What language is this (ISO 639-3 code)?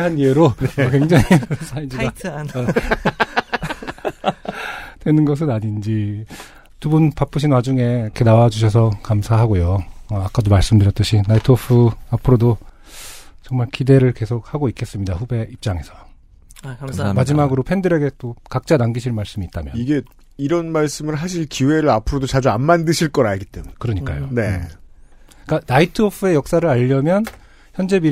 kor